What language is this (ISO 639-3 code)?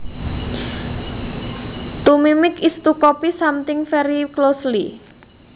jav